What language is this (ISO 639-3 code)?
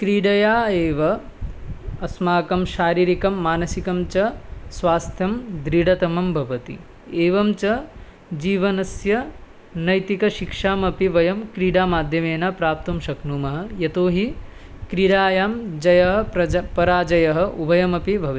san